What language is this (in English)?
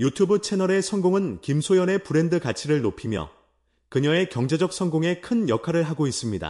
Korean